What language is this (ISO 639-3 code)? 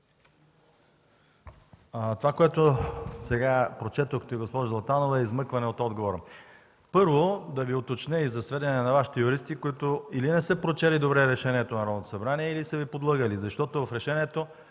bul